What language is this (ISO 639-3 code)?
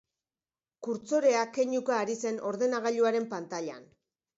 eus